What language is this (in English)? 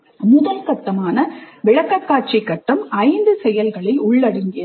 Tamil